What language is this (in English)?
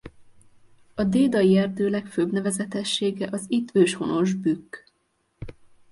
Hungarian